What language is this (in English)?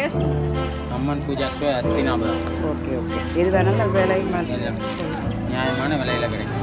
Spanish